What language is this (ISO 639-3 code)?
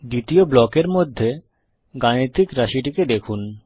ben